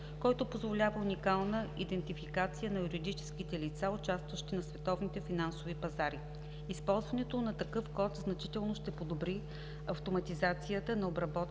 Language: Bulgarian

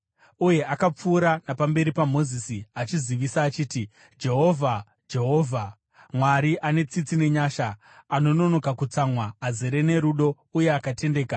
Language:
Shona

